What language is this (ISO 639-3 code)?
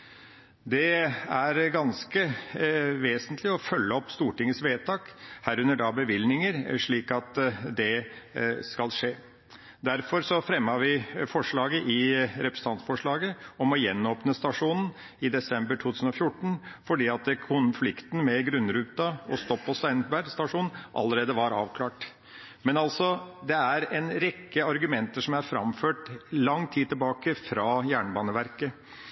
nob